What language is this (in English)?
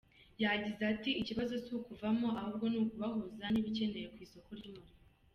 Kinyarwanda